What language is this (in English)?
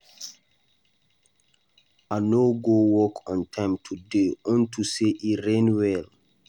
Nigerian Pidgin